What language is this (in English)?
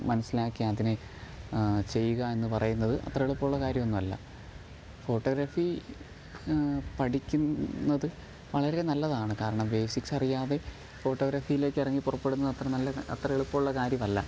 Malayalam